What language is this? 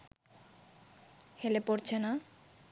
Bangla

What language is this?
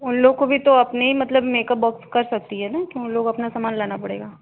Hindi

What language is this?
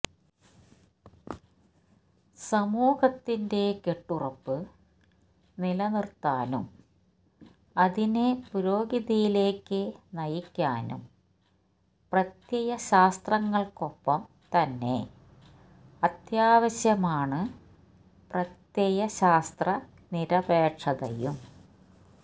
Malayalam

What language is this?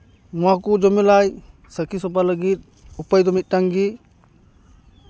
Santali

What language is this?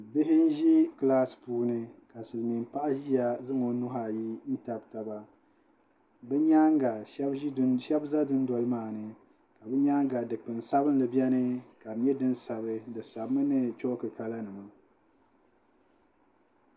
Dagbani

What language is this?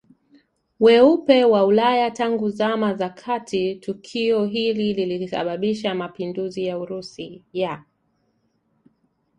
Swahili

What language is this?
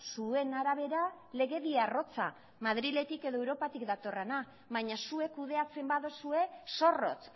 Basque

